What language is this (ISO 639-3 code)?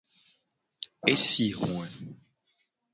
gej